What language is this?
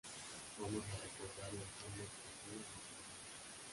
Spanish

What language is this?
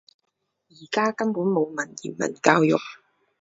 Cantonese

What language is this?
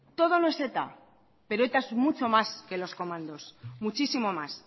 Spanish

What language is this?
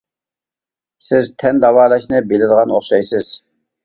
Uyghur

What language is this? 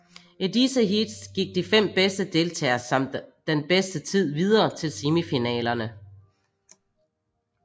Danish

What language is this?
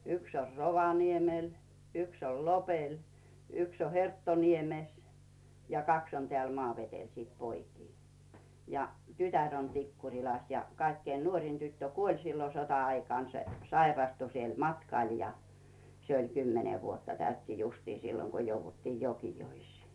Finnish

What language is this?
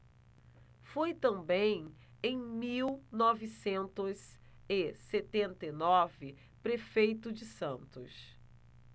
Portuguese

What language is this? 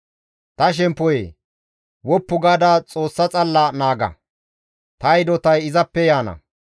Gamo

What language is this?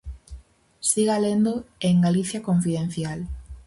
Galician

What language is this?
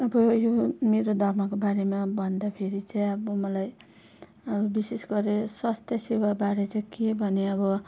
Nepali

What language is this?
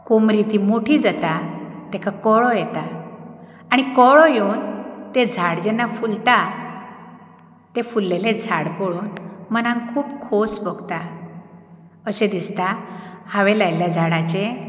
Konkani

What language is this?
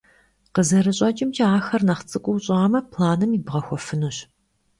Kabardian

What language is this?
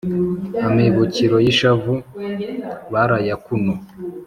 Kinyarwanda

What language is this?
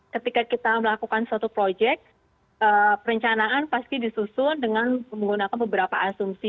Indonesian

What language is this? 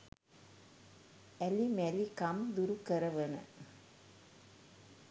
Sinhala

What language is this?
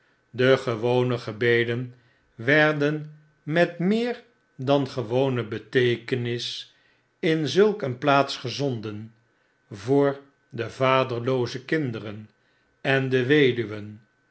Dutch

